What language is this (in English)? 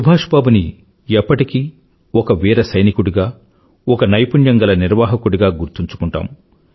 Telugu